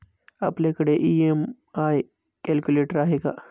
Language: Marathi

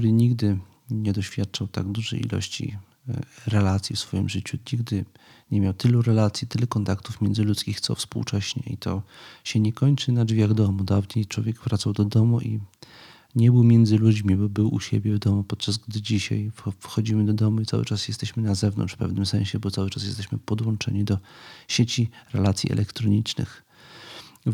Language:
Polish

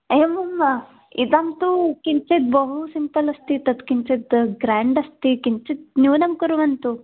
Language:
Sanskrit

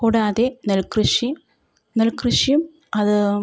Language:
Malayalam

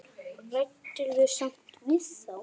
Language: Icelandic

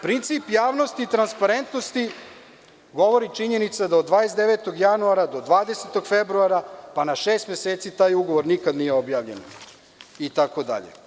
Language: Serbian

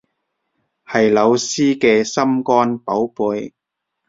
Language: Cantonese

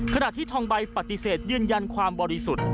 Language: Thai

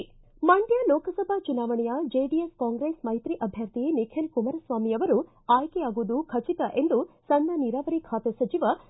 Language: Kannada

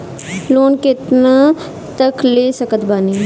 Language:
Bhojpuri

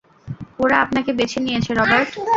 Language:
Bangla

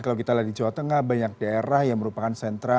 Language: Indonesian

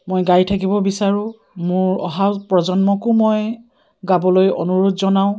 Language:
Assamese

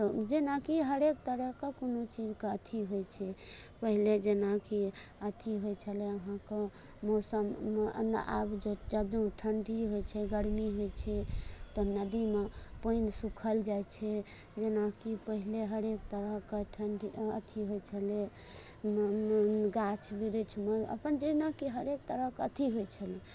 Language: Maithili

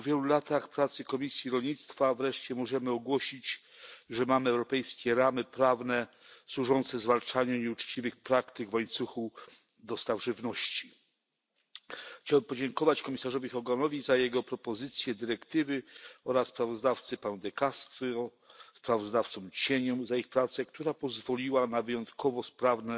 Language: Polish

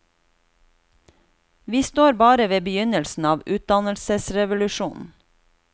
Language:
Norwegian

